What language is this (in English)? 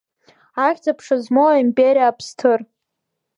Abkhazian